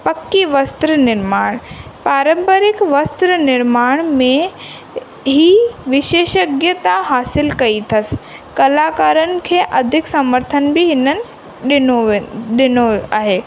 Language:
Sindhi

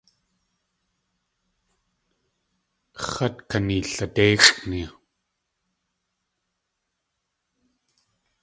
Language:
Tlingit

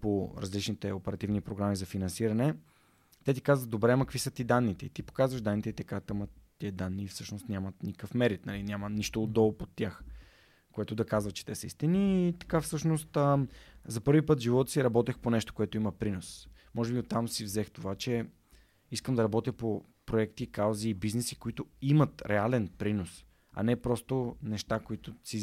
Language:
Bulgarian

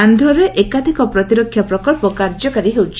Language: Odia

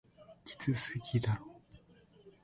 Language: Japanese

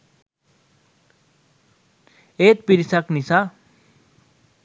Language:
Sinhala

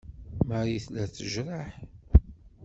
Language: Kabyle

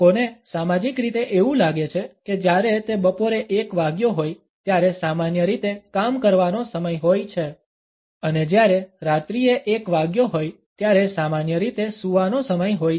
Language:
Gujarati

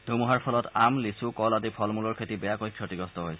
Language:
Assamese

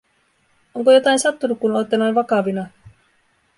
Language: Finnish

